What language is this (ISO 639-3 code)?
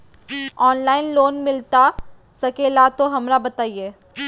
mag